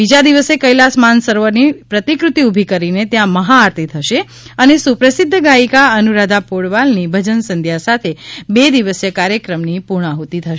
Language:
Gujarati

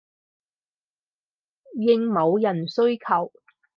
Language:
Cantonese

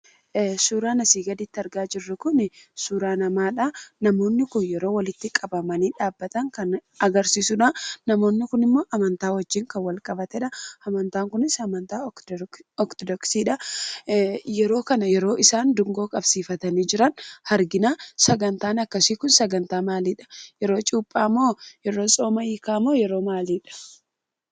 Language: Oromo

